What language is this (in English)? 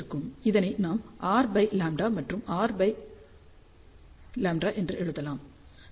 Tamil